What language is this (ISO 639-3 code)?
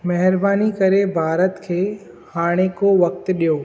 snd